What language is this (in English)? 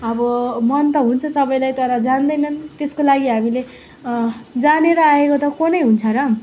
Nepali